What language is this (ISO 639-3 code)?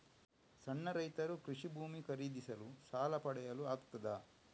kan